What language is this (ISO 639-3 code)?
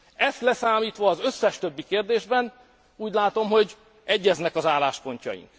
hun